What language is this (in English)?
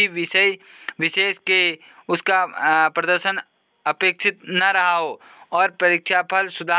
Hindi